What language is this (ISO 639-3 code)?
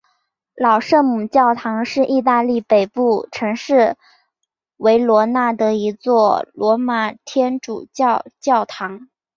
zho